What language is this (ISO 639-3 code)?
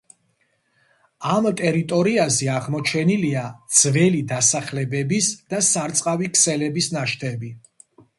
kat